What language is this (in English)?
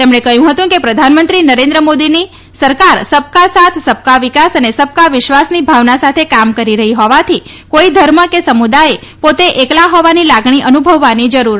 Gujarati